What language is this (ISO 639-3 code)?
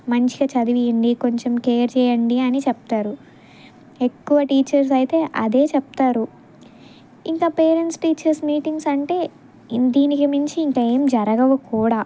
tel